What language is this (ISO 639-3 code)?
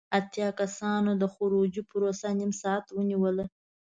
pus